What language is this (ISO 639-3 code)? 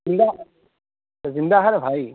urd